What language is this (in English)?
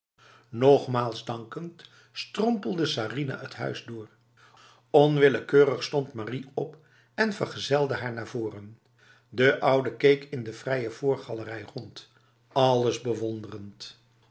Dutch